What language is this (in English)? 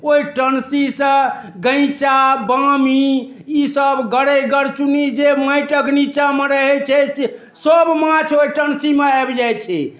Maithili